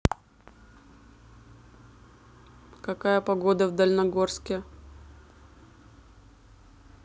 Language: Russian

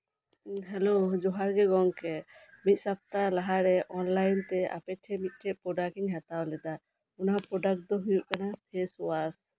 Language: Santali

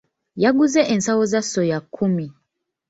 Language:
Ganda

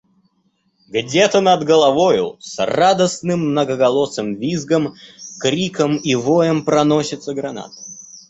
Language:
Russian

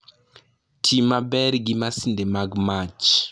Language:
Luo (Kenya and Tanzania)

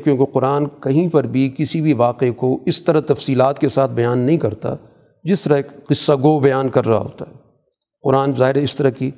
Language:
Urdu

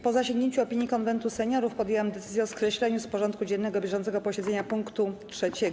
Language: Polish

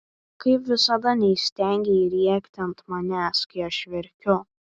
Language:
Lithuanian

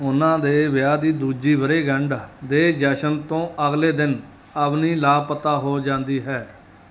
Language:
Punjabi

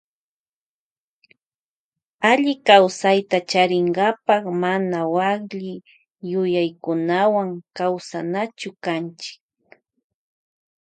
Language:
Loja Highland Quichua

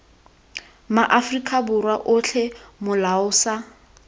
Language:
Tswana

